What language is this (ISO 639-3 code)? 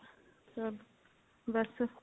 pan